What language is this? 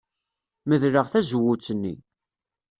Kabyle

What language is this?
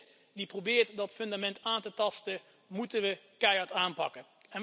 Dutch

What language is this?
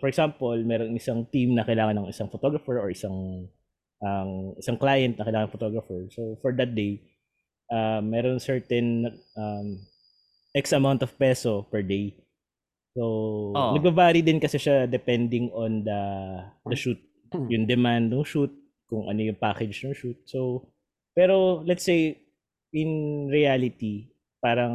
Filipino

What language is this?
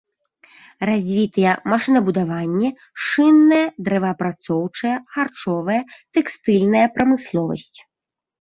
Belarusian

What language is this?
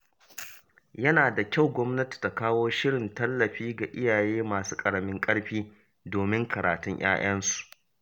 Hausa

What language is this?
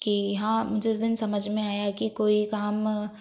Hindi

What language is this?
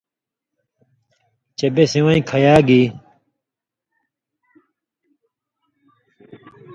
Indus Kohistani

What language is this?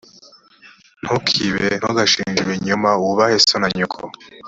Kinyarwanda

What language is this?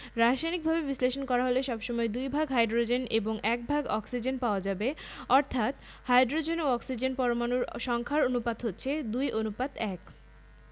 Bangla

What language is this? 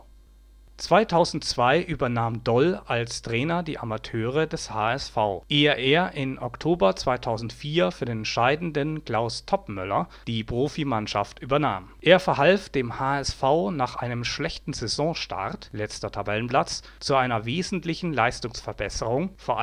German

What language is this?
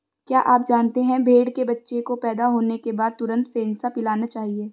Hindi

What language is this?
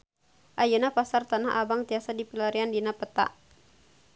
Sundanese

